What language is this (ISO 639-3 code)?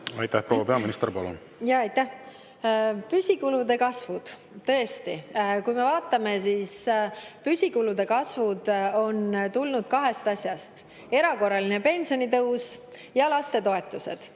est